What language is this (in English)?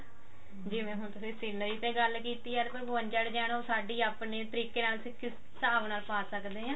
Punjabi